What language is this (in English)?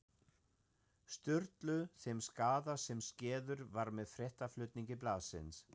Icelandic